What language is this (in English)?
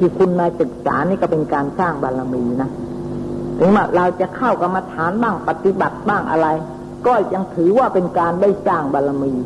Thai